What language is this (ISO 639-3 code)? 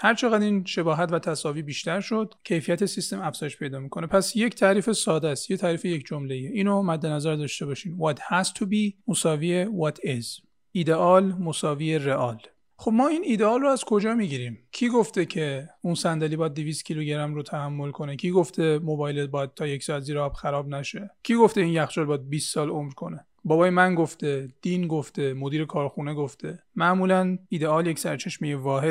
fas